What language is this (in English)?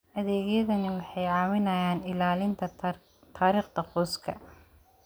Somali